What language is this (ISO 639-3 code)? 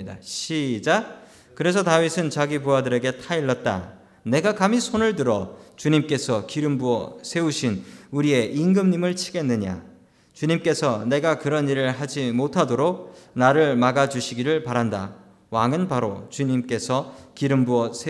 kor